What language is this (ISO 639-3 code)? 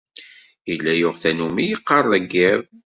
kab